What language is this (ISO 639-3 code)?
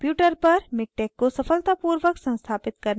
hin